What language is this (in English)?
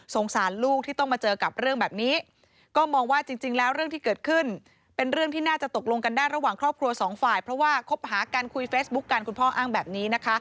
Thai